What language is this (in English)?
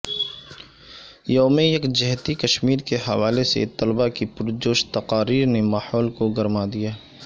Urdu